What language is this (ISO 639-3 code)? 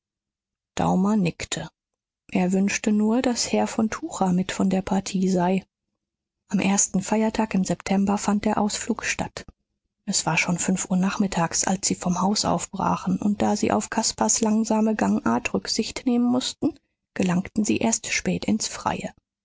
deu